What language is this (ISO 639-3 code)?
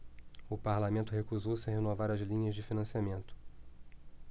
por